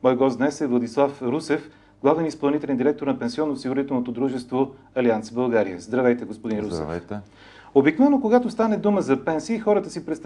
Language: Bulgarian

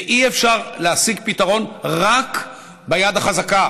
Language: Hebrew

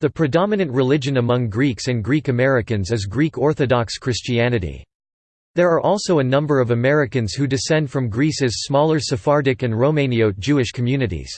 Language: English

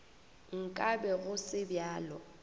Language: Northern Sotho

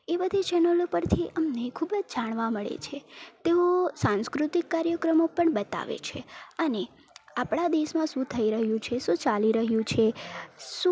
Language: Gujarati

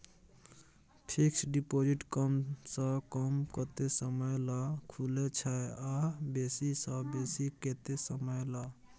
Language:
Maithili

